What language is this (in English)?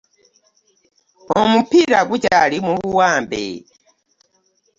Ganda